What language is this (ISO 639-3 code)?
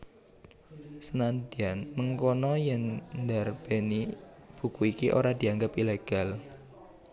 jav